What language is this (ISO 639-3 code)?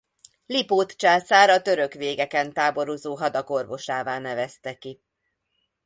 hun